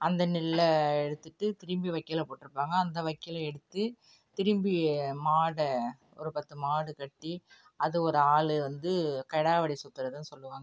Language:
Tamil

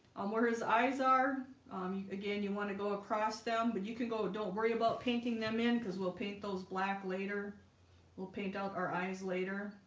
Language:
English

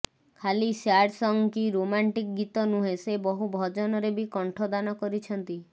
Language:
Odia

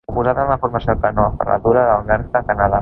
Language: Catalan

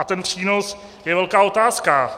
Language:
Czech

